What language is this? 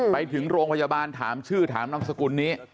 Thai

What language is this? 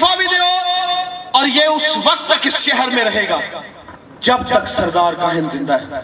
Urdu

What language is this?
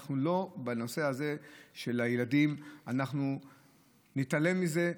Hebrew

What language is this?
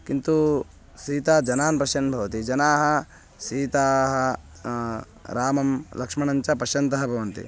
Sanskrit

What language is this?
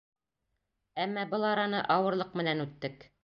Bashkir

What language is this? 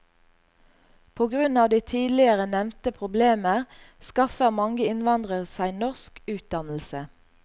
Norwegian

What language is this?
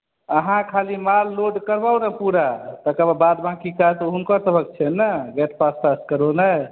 Maithili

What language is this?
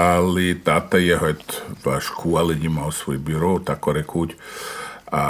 Croatian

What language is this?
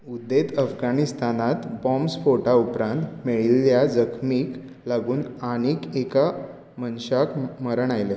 Konkani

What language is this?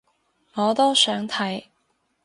Cantonese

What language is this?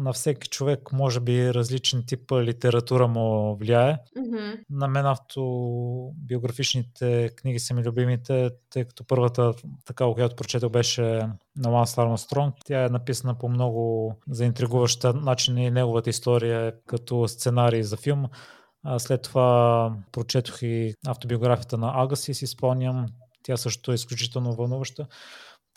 Bulgarian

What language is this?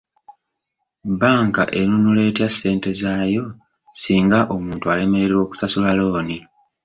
Ganda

